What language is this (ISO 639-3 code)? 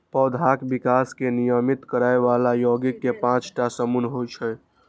mai